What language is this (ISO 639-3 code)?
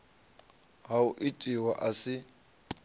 ven